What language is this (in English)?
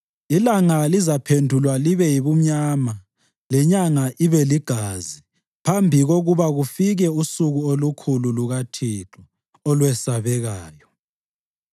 North Ndebele